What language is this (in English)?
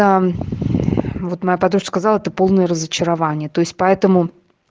Russian